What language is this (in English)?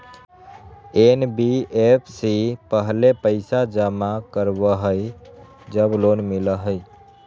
Magahi